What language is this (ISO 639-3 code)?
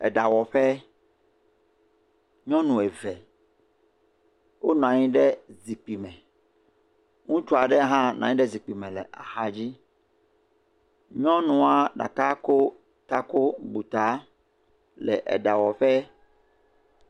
ewe